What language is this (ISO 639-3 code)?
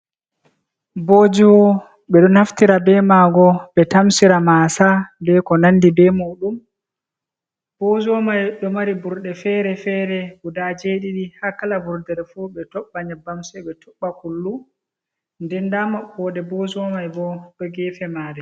ful